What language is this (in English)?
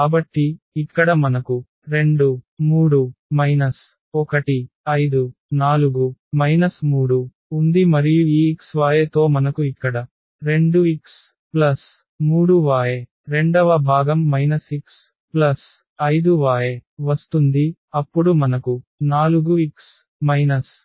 Telugu